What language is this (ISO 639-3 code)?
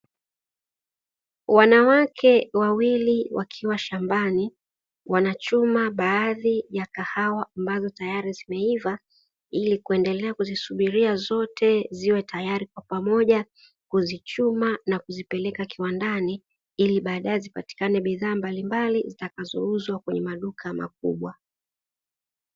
swa